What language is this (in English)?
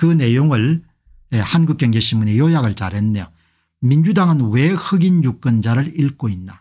Korean